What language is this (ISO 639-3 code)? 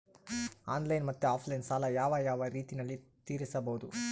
kan